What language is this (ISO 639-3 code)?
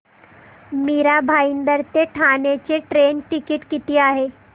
mar